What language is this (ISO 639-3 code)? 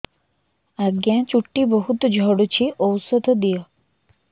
ori